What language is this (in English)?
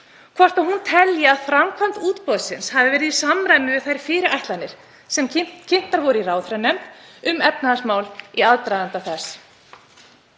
Icelandic